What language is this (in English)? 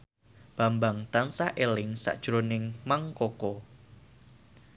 Javanese